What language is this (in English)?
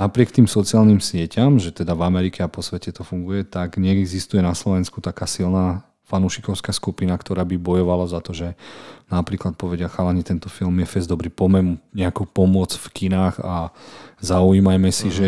Slovak